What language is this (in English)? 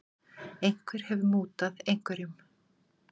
Icelandic